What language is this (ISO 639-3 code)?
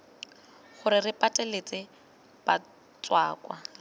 tsn